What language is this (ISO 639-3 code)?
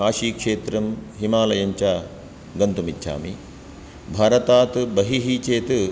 san